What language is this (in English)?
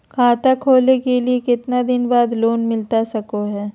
Magahi